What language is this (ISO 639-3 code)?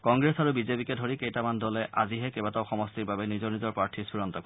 asm